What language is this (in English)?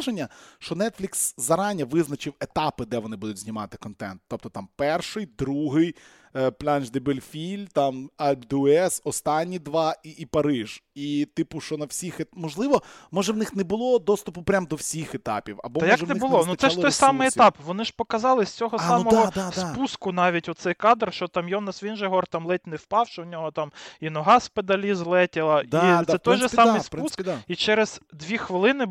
Ukrainian